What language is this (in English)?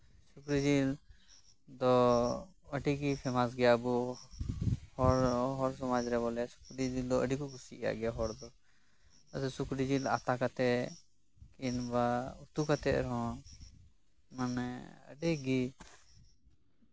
Santali